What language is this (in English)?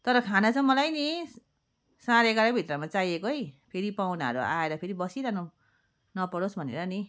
Nepali